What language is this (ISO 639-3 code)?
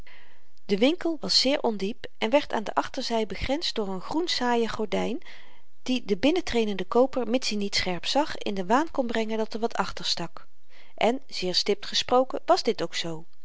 nld